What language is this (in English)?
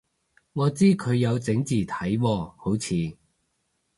Cantonese